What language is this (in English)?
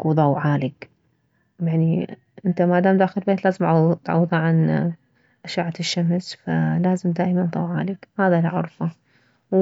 Mesopotamian Arabic